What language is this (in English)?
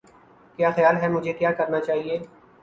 Urdu